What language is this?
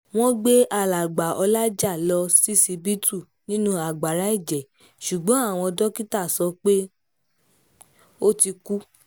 Yoruba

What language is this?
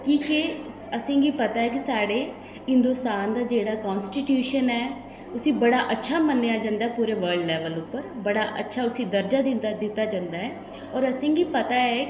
Dogri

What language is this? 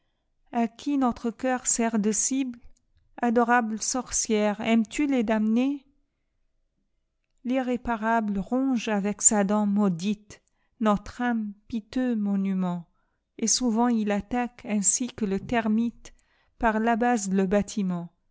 French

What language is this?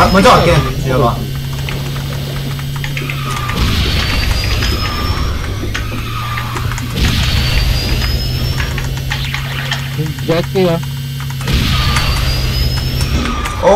Korean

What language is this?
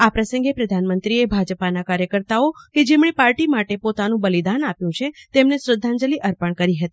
Gujarati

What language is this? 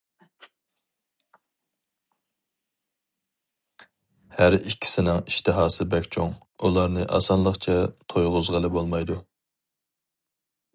Uyghur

